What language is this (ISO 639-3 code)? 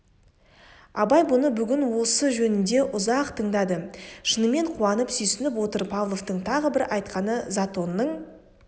kaz